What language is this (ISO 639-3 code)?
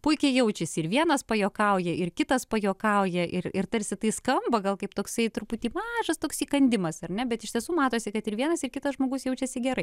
lit